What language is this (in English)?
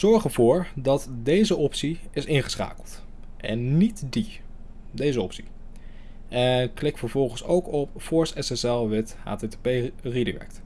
Dutch